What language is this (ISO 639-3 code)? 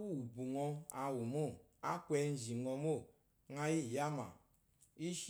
afo